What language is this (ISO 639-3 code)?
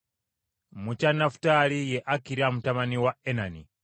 lug